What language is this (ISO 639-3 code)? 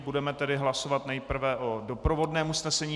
ces